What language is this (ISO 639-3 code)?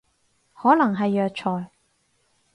yue